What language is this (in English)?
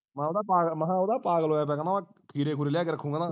Punjabi